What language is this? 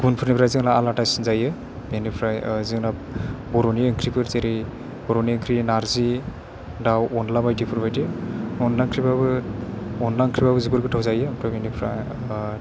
Bodo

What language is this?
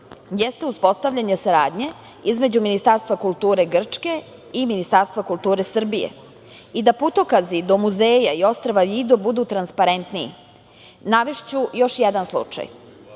Serbian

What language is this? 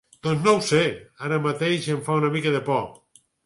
Catalan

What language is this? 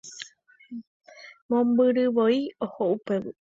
Guarani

